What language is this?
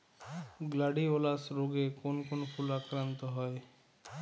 Bangla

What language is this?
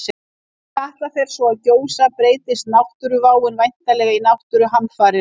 Icelandic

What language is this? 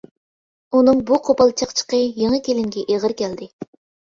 Uyghur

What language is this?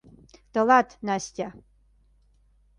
Mari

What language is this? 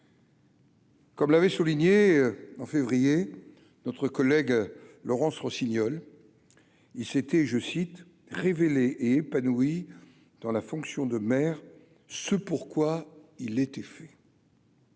French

